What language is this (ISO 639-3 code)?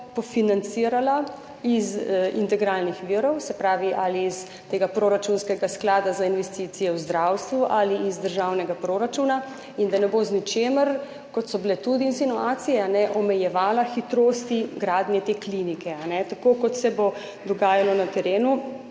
slv